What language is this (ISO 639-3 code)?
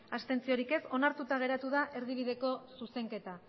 eus